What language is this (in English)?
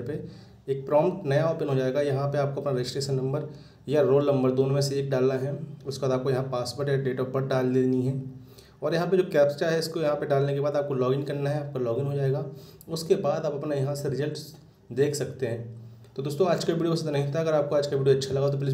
Hindi